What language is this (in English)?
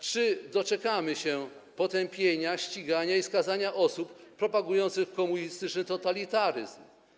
Polish